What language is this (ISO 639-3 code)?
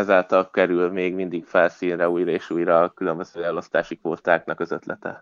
hun